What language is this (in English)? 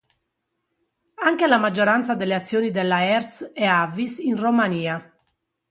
Italian